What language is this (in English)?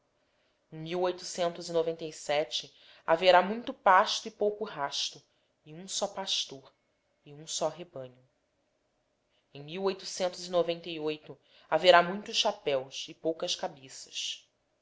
Portuguese